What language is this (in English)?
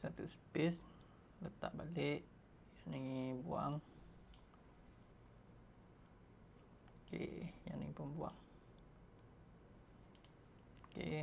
Malay